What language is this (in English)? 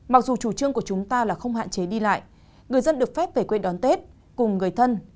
Vietnamese